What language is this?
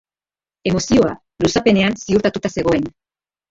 Basque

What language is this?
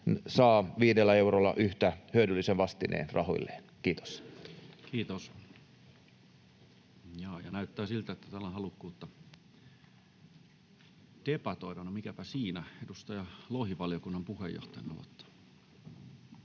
Finnish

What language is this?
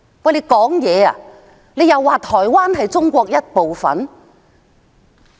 Cantonese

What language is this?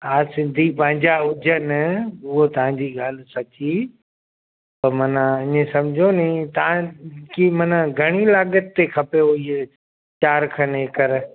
Sindhi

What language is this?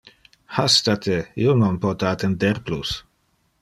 Interlingua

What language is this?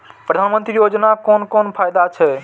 Maithili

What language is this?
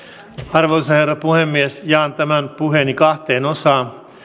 Finnish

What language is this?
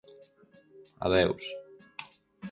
Galician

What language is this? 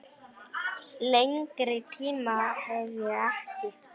Icelandic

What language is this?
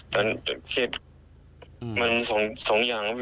Thai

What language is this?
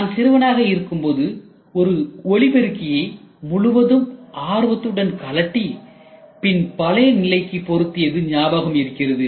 Tamil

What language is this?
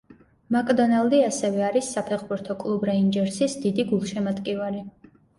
Georgian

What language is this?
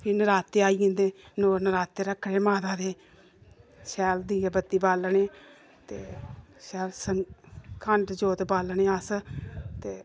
Dogri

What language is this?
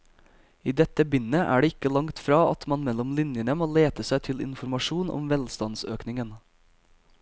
Norwegian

